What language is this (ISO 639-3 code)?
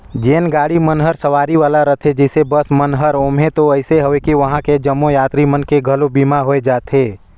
hne